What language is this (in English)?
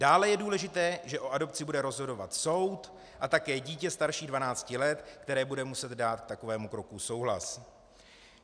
Czech